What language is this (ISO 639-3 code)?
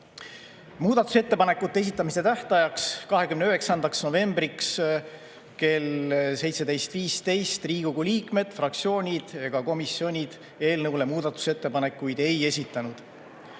est